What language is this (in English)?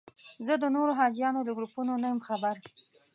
Pashto